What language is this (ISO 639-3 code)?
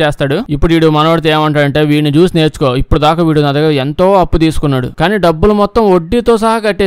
tel